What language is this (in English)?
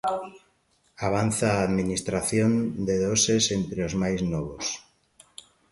Galician